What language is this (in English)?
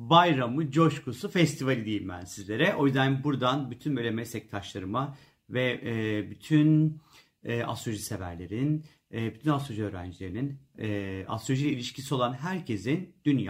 Turkish